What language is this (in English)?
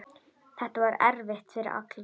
Icelandic